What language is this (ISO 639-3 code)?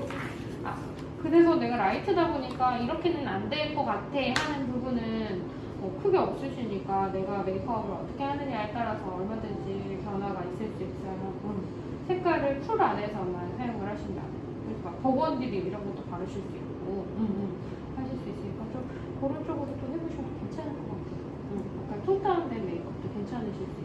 kor